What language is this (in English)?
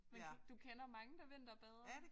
Danish